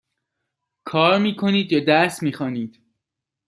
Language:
Persian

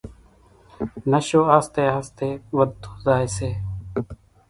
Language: Kachi Koli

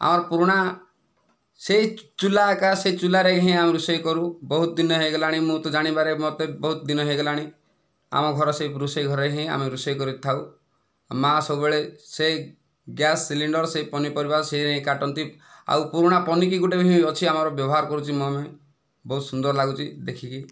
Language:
Odia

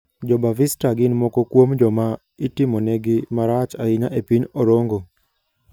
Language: Luo (Kenya and Tanzania)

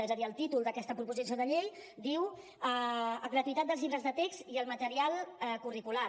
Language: Catalan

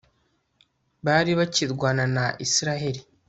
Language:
Kinyarwanda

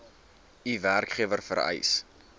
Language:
Afrikaans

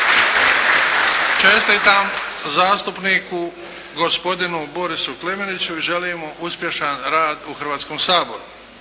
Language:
Croatian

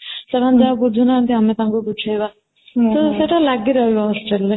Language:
Odia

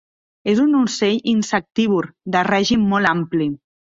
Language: Catalan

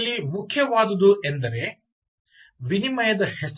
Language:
Kannada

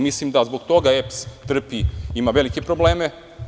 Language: Serbian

